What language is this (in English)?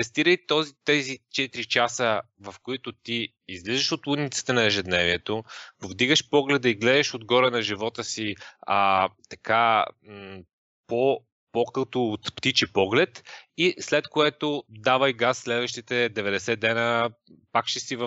Bulgarian